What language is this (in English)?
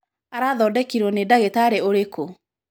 Kikuyu